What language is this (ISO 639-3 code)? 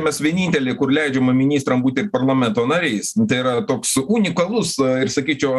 lit